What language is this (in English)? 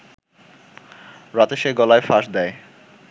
Bangla